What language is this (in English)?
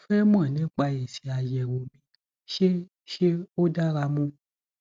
Yoruba